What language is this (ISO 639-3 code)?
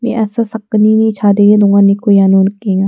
grt